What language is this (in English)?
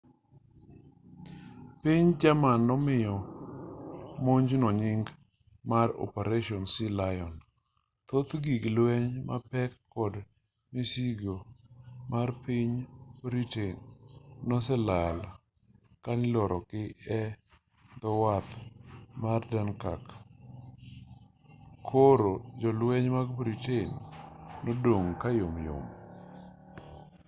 Luo (Kenya and Tanzania)